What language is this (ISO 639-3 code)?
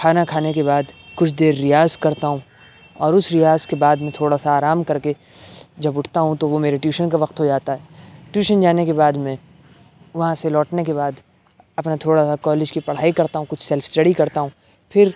urd